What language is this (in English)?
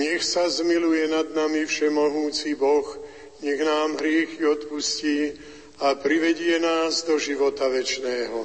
Slovak